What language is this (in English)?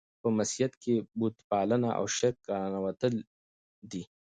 Pashto